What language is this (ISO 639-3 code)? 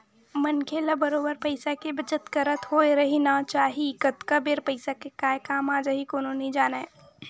hne